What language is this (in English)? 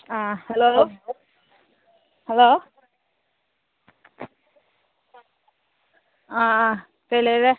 Manipuri